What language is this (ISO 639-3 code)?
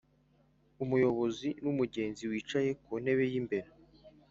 kin